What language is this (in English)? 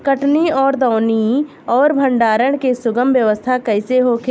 Bhojpuri